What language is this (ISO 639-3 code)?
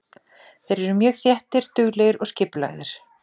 isl